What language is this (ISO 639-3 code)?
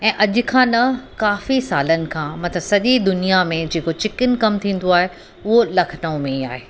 snd